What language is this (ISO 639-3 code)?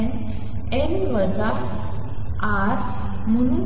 mar